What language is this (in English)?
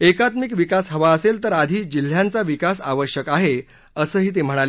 Marathi